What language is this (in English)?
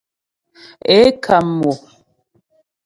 Ghomala